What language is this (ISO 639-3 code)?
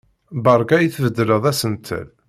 kab